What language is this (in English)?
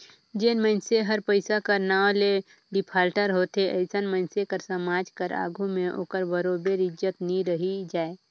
Chhattisgarhi